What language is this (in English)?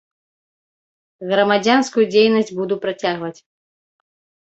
Belarusian